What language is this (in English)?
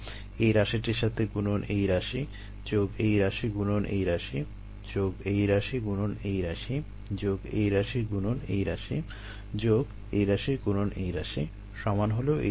Bangla